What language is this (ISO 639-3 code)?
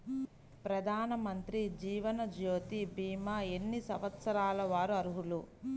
tel